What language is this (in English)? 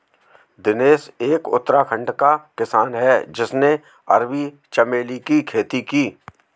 Hindi